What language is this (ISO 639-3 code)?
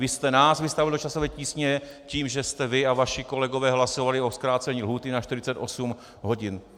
ces